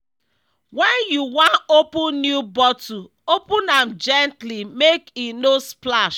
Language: Nigerian Pidgin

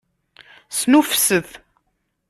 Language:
Kabyle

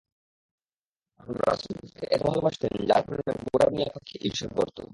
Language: Bangla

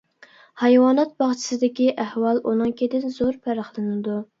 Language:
Uyghur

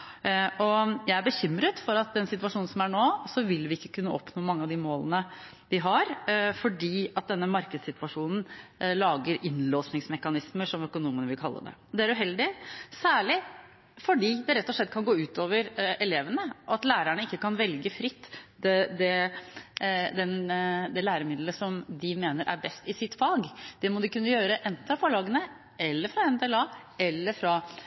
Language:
Norwegian Bokmål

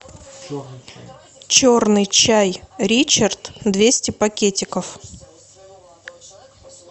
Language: Russian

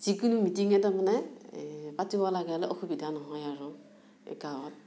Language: Assamese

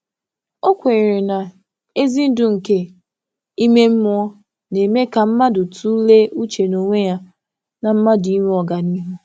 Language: Igbo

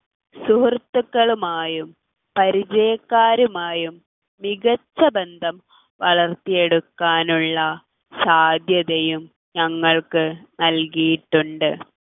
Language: Malayalam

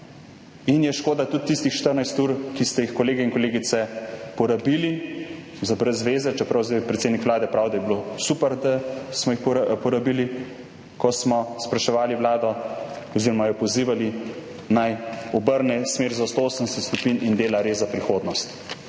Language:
Slovenian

